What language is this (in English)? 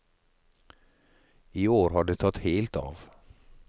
Norwegian